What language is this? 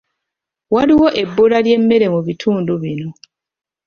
Ganda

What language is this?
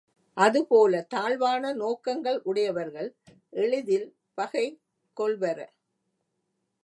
Tamil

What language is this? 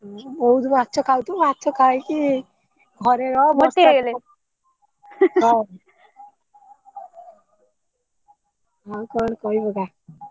Odia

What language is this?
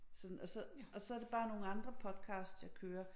Danish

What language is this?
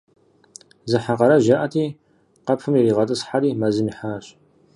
Kabardian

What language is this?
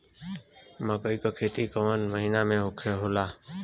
Bhojpuri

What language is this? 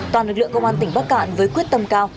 Vietnamese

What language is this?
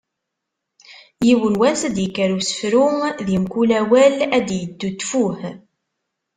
Kabyle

